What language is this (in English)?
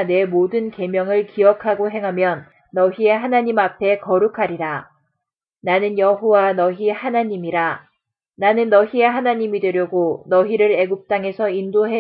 Korean